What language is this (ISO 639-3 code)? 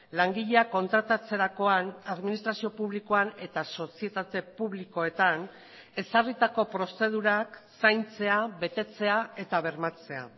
eus